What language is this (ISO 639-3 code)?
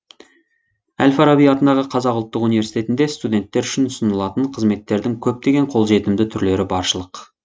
kaz